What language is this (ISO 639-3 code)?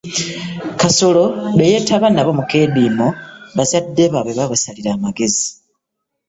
lug